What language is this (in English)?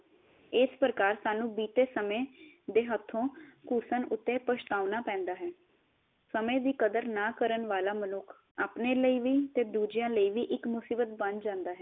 Punjabi